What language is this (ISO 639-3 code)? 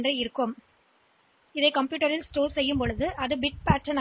tam